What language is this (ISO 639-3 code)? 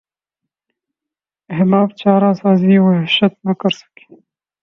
urd